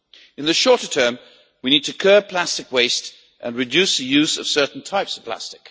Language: English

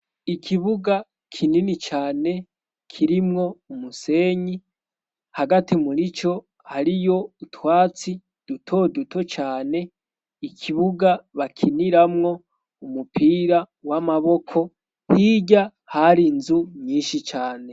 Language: Rundi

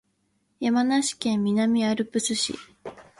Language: Japanese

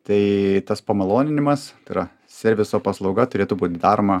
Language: Lithuanian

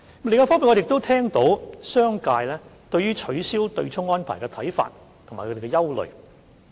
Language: Cantonese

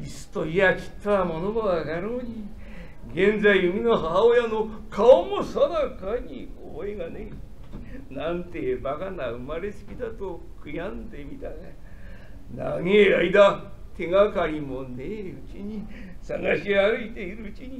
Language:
Japanese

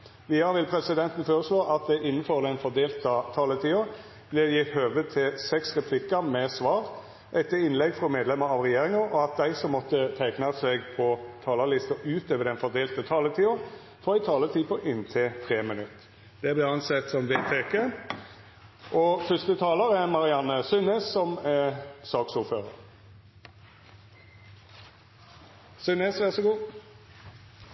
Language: Norwegian Nynorsk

